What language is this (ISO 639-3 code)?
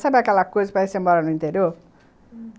por